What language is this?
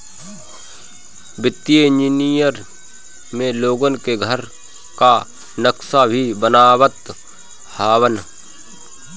Bhojpuri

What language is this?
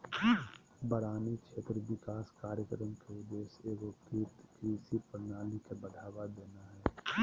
Magahi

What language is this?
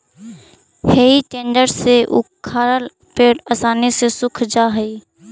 Magahi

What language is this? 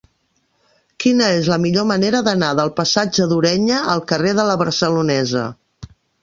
Catalan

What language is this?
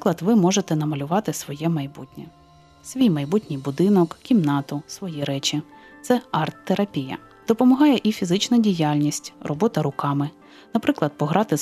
Ukrainian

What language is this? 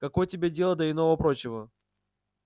Russian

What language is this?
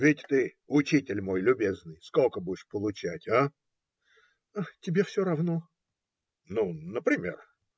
Russian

